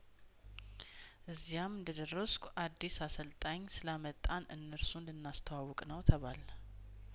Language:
Amharic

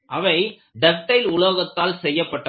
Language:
Tamil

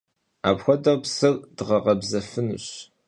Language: Kabardian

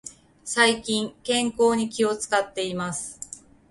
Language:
Japanese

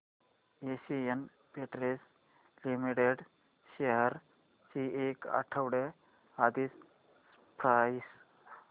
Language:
Marathi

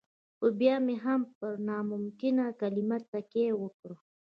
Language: Pashto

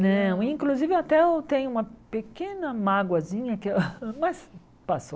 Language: Portuguese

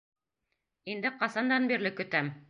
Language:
Bashkir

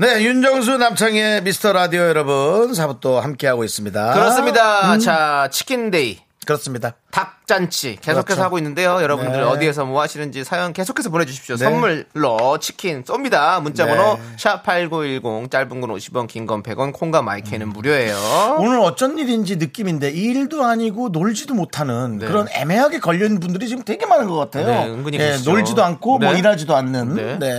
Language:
Korean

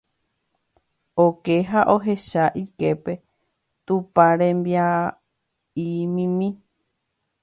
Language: Guarani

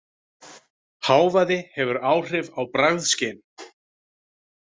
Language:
Icelandic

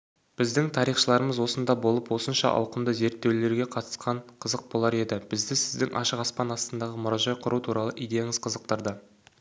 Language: Kazakh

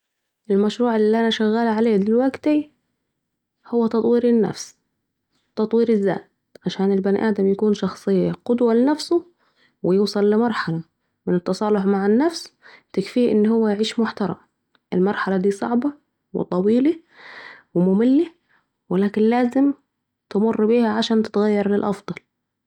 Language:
Saidi Arabic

